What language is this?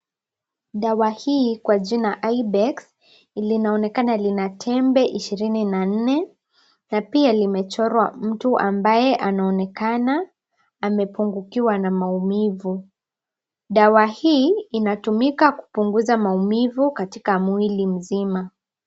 Swahili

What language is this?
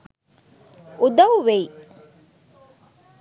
Sinhala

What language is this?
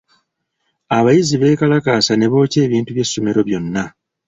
Ganda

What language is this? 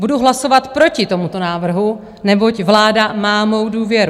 Czech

